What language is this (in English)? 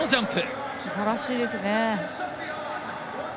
Japanese